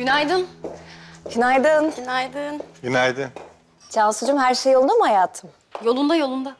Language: Turkish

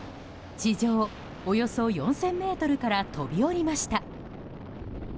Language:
Japanese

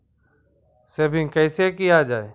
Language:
Maithili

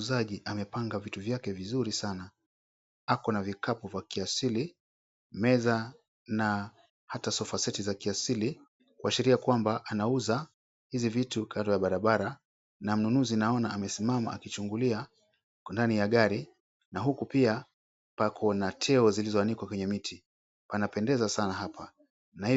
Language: Swahili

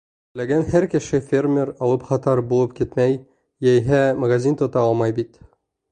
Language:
Bashkir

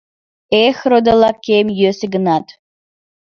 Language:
Mari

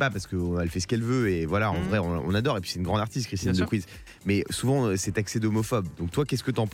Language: French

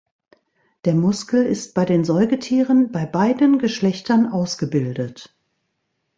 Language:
German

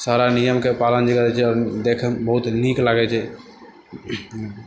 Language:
Maithili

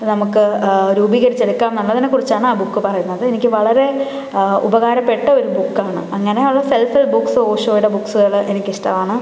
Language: Malayalam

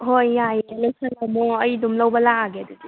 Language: Manipuri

